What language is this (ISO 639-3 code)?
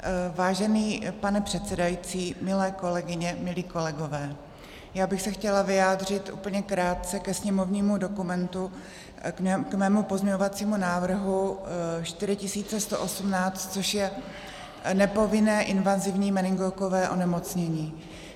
ces